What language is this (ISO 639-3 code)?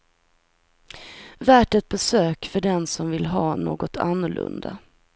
swe